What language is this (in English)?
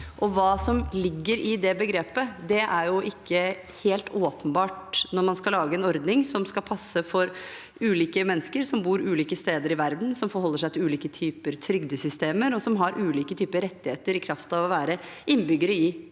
Norwegian